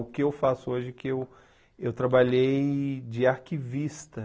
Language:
Portuguese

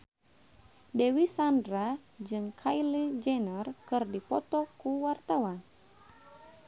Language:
Sundanese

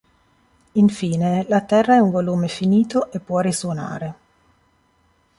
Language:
Italian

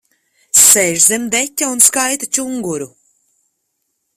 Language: Latvian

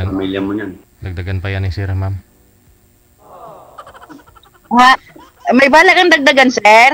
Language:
Filipino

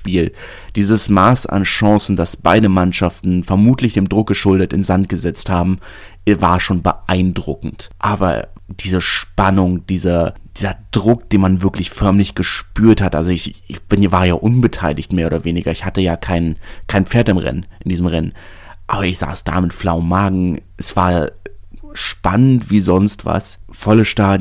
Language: German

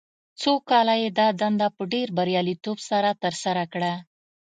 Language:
Pashto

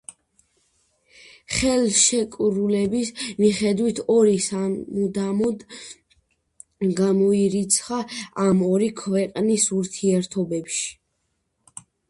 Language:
Georgian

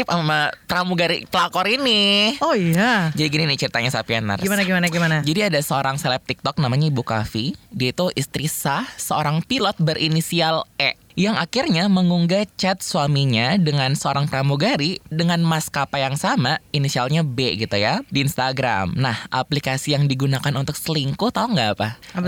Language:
Indonesian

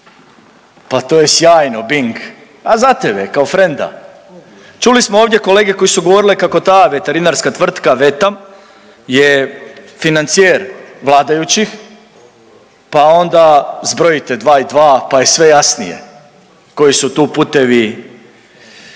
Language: Croatian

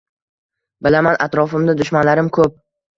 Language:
Uzbek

